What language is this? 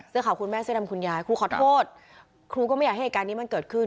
Thai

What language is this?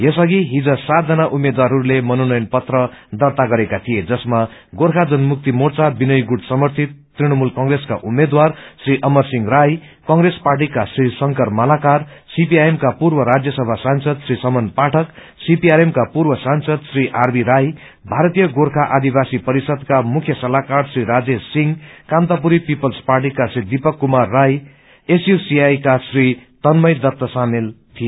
Nepali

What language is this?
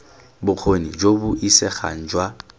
Tswana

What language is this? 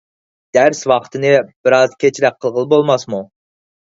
Uyghur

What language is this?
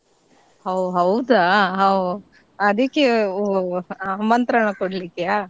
Kannada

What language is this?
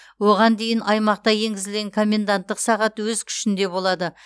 Kazakh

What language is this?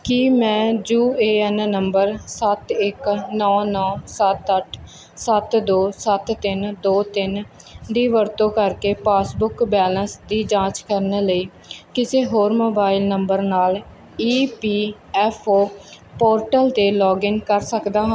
Punjabi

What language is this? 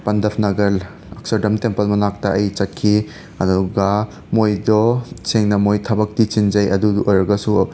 Manipuri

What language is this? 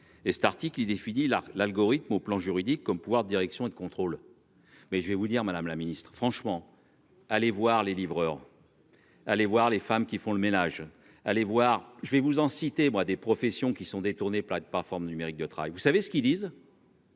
French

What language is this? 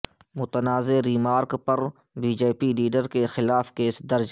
Urdu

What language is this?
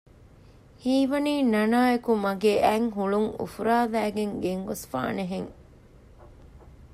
Divehi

